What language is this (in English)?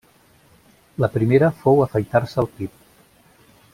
Catalan